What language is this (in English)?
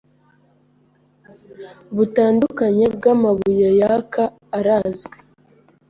Kinyarwanda